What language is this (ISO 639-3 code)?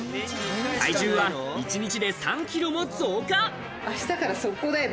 jpn